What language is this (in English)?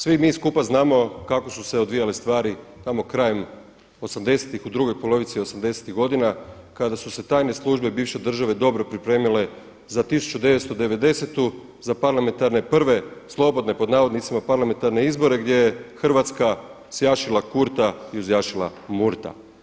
Croatian